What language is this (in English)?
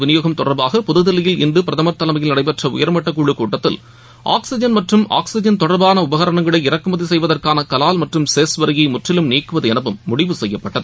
Tamil